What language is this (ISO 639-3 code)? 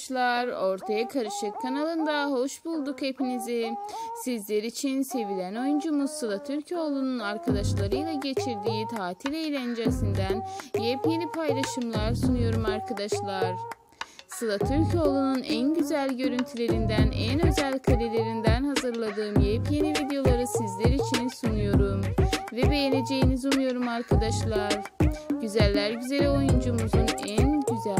tur